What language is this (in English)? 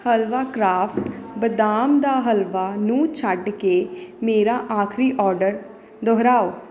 Punjabi